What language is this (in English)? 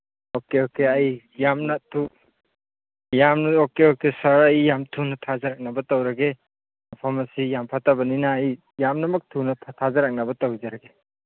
Manipuri